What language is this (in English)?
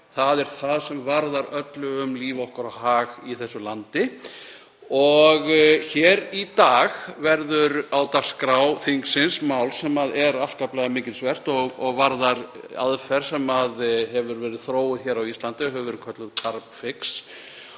Icelandic